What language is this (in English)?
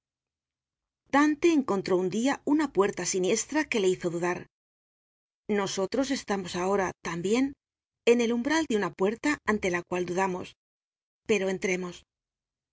Spanish